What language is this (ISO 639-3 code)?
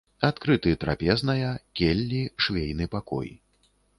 bel